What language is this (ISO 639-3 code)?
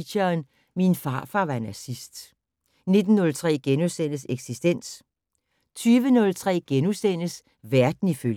dan